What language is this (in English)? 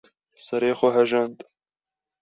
Kurdish